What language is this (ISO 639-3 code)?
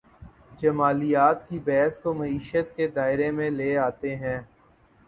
urd